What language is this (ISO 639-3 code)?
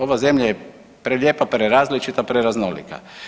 hrv